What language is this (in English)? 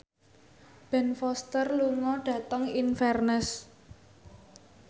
Javanese